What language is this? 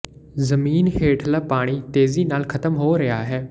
Punjabi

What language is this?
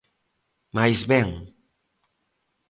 Galician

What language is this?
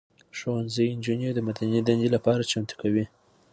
Pashto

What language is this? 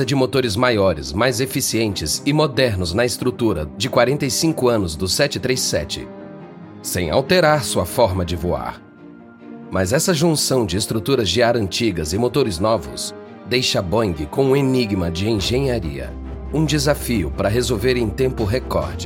Portuguese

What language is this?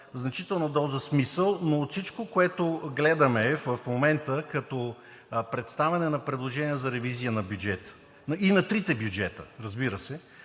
Bulgarian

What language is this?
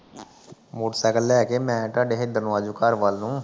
Punjabi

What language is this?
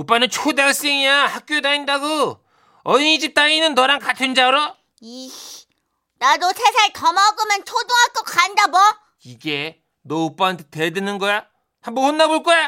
Korean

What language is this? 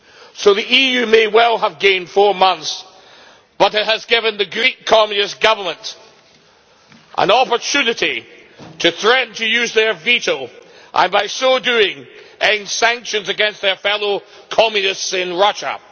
English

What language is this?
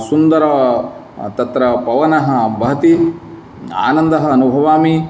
Sanskrit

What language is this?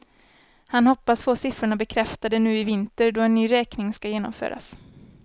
Swedish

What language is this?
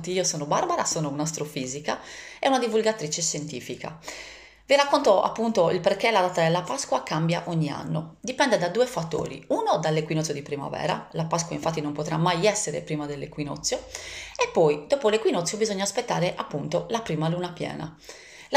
Italian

